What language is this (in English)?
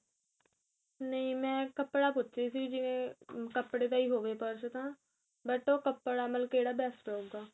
Punjabi